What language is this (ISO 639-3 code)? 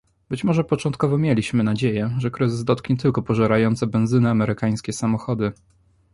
pol